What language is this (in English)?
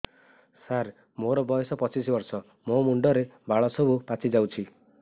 Odia